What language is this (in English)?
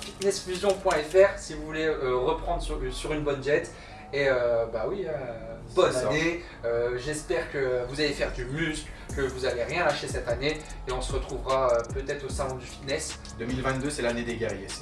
French